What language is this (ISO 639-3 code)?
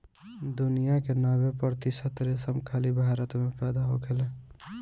bho